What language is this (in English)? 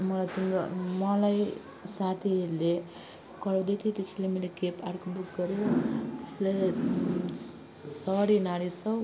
Nepali